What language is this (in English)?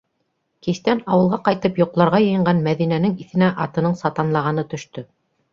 Bashkir